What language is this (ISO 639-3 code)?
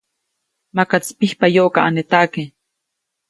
zoc